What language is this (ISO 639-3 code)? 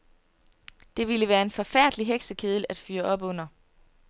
dan